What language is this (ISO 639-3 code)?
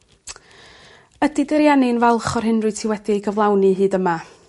cym